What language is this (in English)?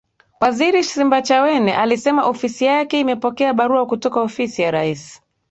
Swahili